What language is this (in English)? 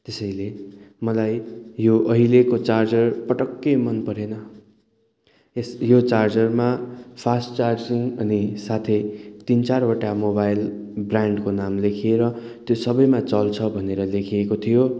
Nepali